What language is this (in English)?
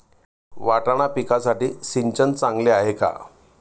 Marathi